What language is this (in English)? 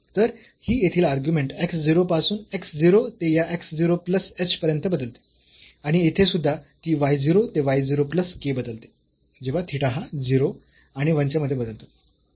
Marathi